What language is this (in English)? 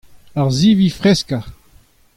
Breton